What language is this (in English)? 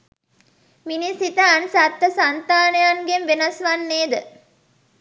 Sinhala